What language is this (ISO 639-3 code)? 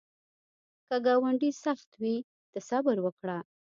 pus